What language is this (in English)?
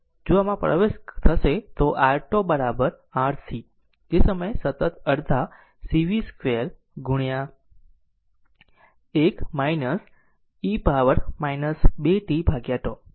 Gujarati